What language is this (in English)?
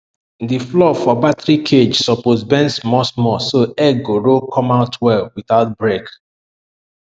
Nigerian Pidgin